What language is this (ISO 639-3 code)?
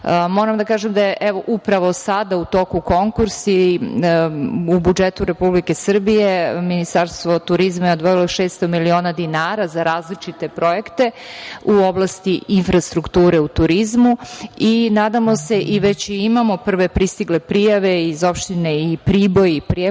srp